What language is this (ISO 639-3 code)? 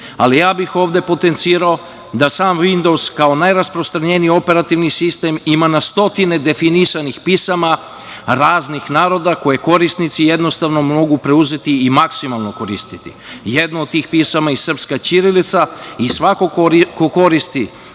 srp